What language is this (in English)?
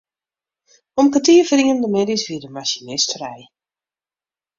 Western Frisian